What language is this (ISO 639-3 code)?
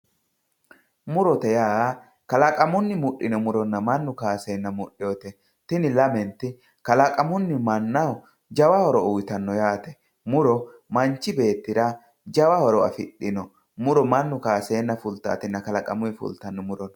sid